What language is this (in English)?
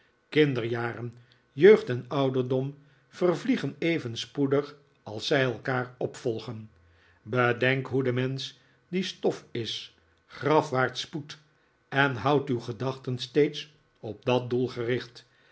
Dutch